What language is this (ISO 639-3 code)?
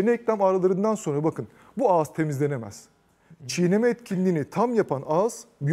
tur